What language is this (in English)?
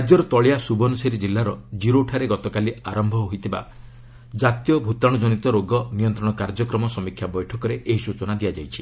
Odia